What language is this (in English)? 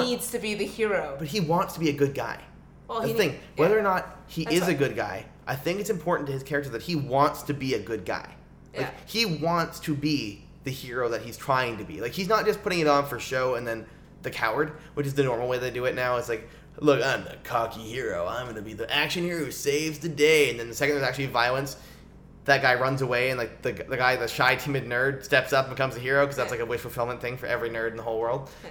English